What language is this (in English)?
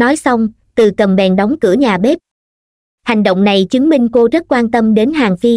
Vietnamese